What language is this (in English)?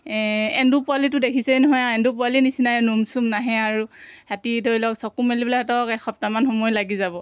Assamese